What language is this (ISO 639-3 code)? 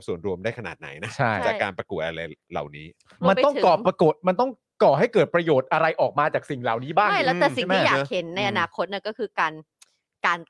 tha